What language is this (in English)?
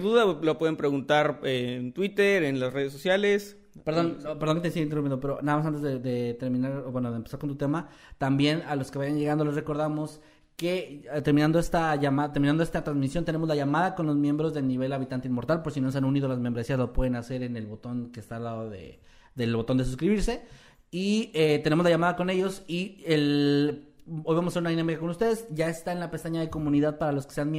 Spanish